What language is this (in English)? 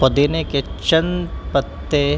Urdu